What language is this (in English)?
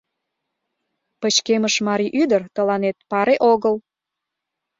Mari